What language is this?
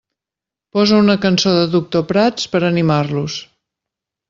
Catalan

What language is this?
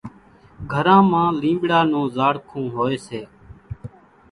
Kachi Koli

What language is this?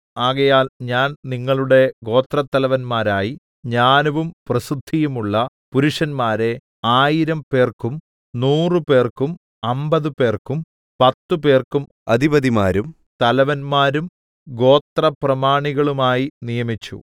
Malayalam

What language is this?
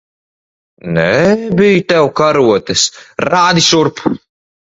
Latvian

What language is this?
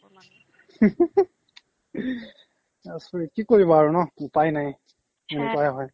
Assamese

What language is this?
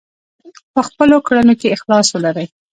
Pashto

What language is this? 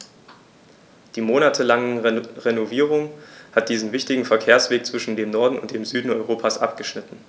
German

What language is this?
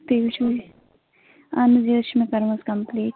Kashmiri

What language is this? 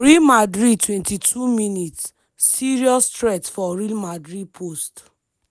Nigerian Pidgin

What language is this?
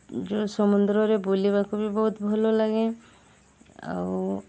Odia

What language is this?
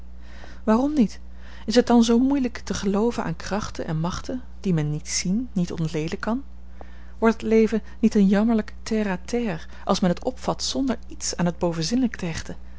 Dutch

